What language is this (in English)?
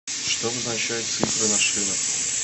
Russian